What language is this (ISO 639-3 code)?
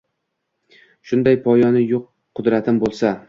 uzb